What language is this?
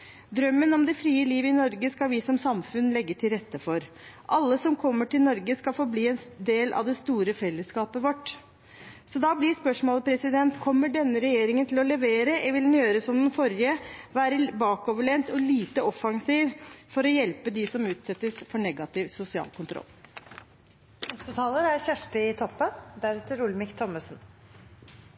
Norwegian Bokmål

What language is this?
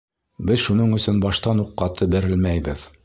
Bashkir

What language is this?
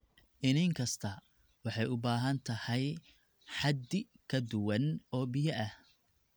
Somali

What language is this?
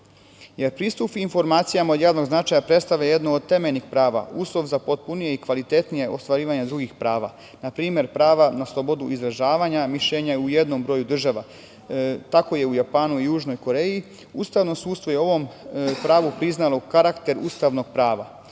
Serbian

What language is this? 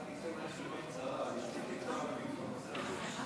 Hebrew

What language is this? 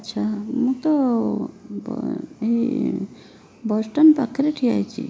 Odia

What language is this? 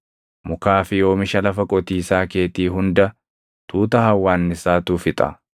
Oromo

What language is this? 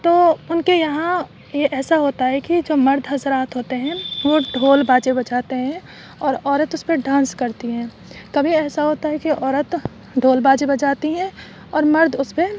Urdu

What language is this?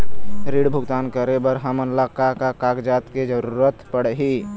Chhattisgarhi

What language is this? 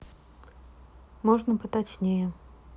Russian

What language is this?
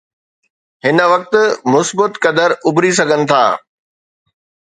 Sindhi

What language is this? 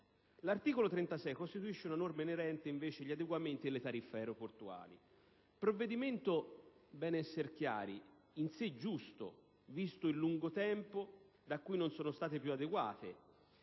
Italian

